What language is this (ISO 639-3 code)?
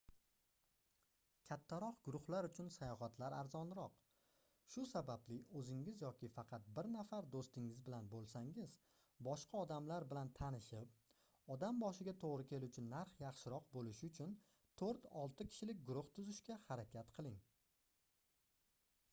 uzb